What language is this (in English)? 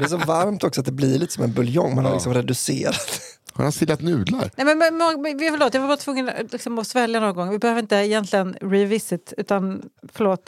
Swedish